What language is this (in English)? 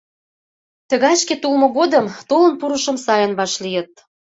Mari